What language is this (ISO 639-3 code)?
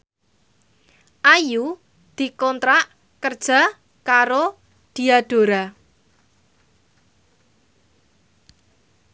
jav